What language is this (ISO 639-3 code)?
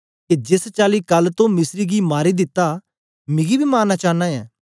doi